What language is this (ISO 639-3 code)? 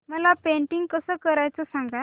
mar